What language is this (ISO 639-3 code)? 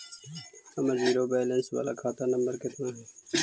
mag